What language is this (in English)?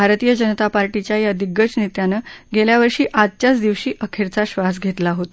Marathi